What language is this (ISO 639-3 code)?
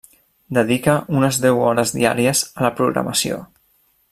cat